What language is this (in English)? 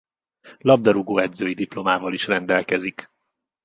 Hungarian